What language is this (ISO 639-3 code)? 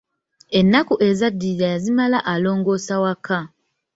lug